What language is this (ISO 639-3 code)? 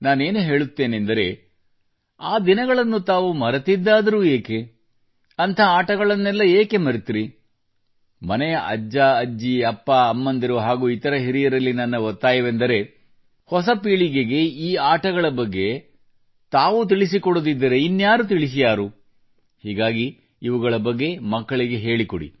kan